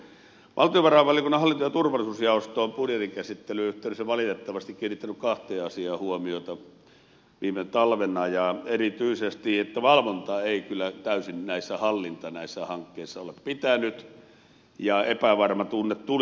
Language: Finnish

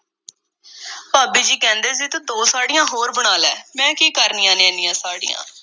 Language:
Punjabi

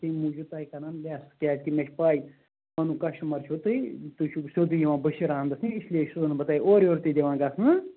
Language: Kashmiri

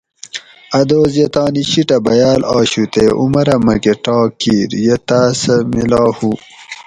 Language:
Gawri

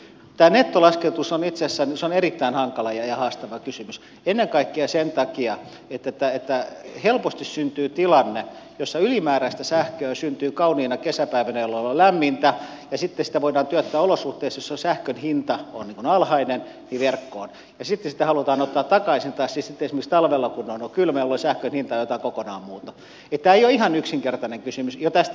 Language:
Finnish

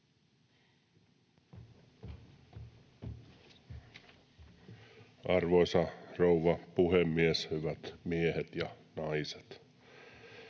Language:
Finnish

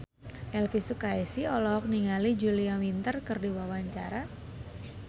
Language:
Sundanese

